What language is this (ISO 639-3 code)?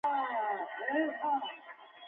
pus